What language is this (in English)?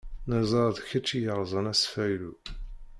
Kabyle